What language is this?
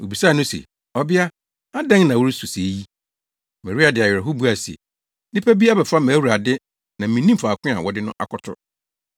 Akan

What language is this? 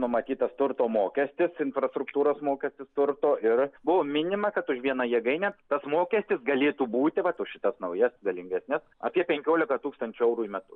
Lithuanian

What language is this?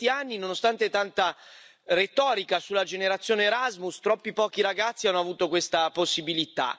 Italian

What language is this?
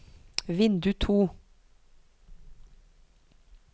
Norwegian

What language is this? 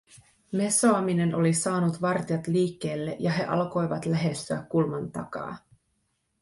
Finnish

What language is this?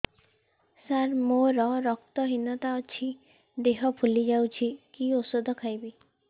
Odia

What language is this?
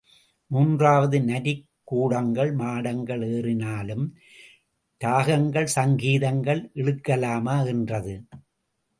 Tamil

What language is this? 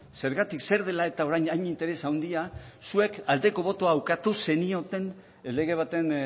Basque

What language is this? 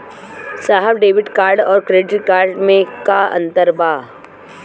Bhojpuri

